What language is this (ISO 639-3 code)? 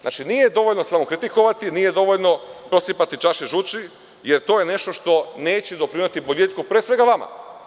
srp